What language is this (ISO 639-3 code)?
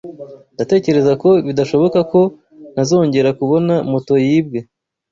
kin